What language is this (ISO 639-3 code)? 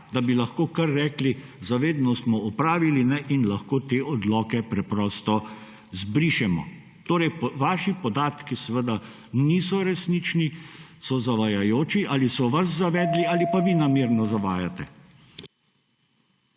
slv